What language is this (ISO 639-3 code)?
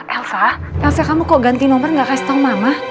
ind